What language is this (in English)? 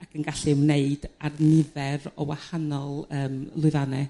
Welsh